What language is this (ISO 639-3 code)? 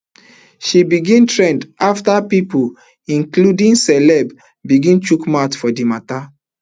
pcm